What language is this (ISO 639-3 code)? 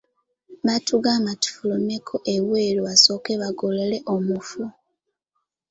lug